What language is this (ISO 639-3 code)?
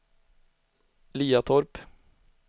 swe